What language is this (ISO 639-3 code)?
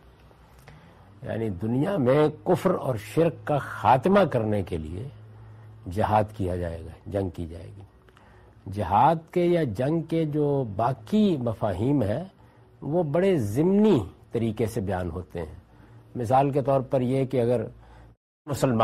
urd